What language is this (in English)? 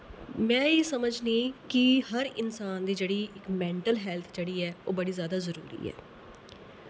Dogri